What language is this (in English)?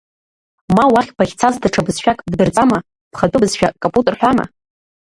Abkhazian